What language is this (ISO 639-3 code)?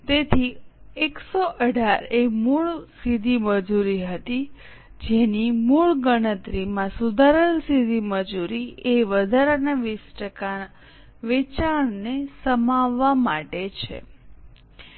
guj